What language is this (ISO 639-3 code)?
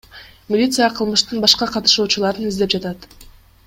kir